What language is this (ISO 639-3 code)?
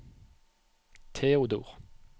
nor